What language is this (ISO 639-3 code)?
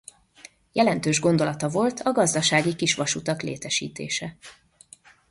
hun